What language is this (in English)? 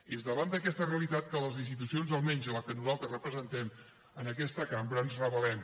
Catalan